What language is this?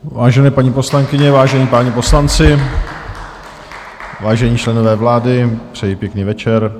Czech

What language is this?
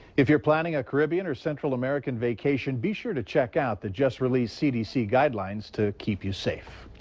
English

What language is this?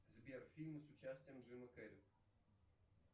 Russian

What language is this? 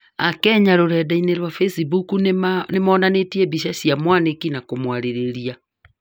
Kikuyu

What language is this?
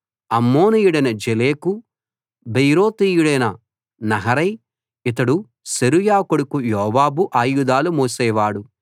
Telugu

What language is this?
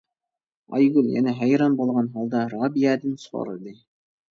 Uyghur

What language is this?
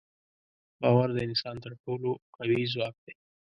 Pashto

